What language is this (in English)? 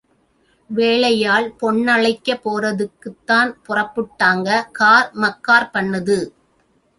Tamil